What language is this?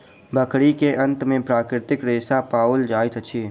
Maithili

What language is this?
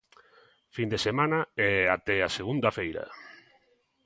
Galician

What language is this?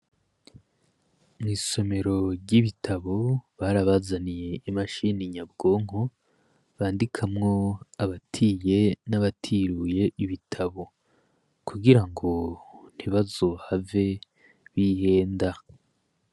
Rundi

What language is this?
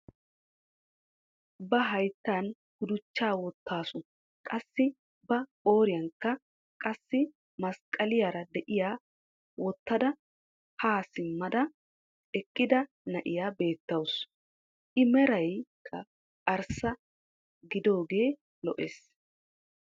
Wolaytta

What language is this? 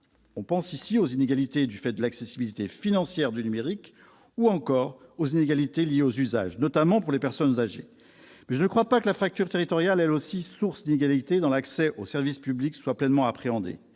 French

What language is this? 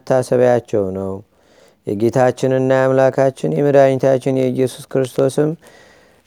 Amharic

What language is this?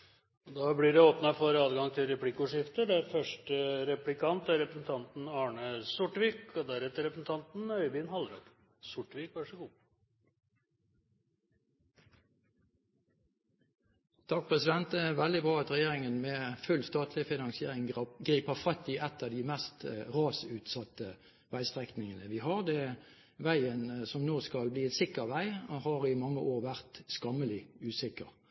Norwegian Bokmål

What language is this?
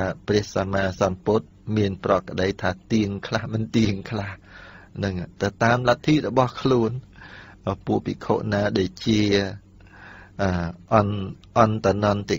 Thai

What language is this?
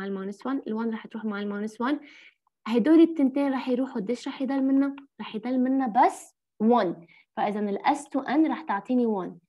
Arabic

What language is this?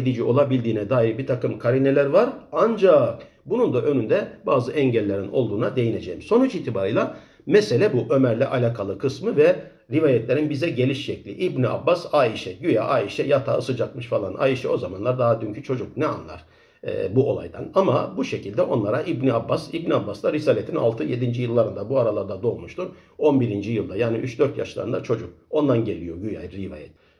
Turkish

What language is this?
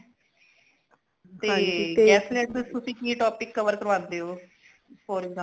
Punjabi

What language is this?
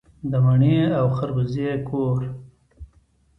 Pashto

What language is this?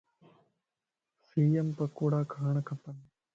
Lasi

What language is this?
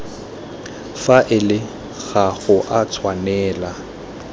Tswana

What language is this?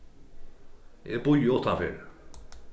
Faroese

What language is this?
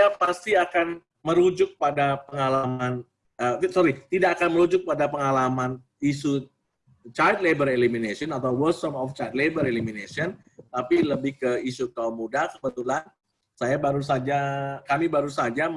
Indonesian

